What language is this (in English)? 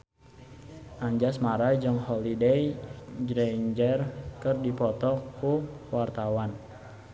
Sundanese